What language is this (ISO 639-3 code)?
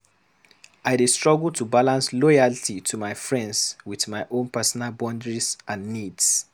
pcm